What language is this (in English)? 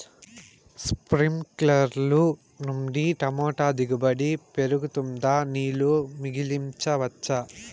Telugu